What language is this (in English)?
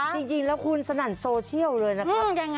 Thai